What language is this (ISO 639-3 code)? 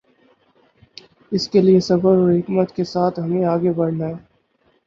urd